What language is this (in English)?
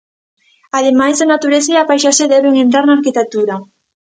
Galician